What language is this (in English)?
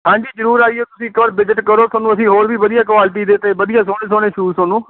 Punjabi